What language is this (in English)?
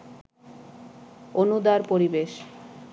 Bangla